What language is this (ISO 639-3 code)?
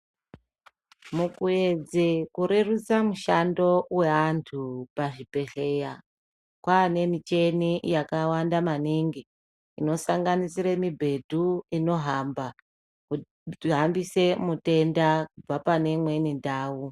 ndc